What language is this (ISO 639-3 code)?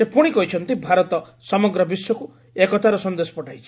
ori